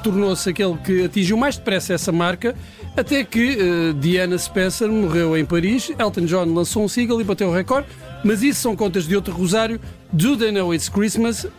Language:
Portuguese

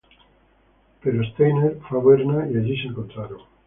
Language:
Spanish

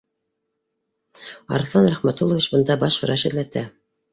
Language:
Bashkir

